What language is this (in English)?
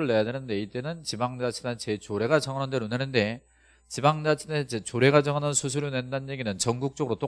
Korean